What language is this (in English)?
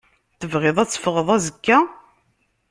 Kabyle